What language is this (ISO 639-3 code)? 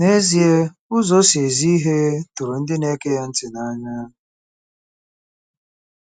ibo